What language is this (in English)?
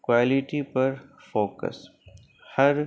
Urdu